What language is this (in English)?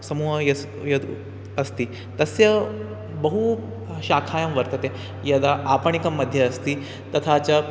Sanskrit